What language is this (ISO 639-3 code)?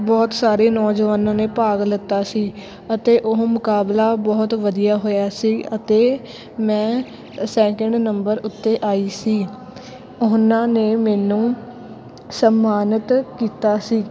pan